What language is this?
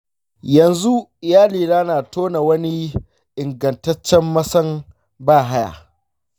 Hausa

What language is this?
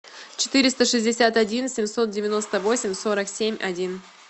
Russian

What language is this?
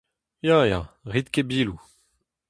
Breton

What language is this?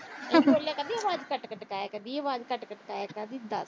Punjabi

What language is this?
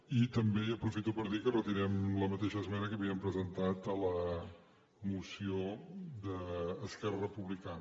Catalan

